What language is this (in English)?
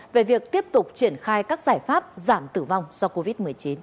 Vietnamese